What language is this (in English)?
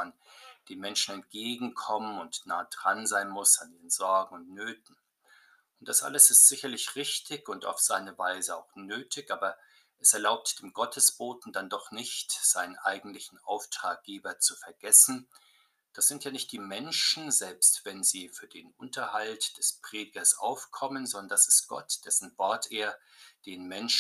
German